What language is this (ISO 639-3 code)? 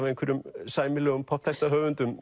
isl